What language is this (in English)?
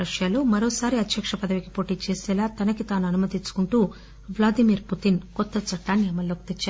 Telugu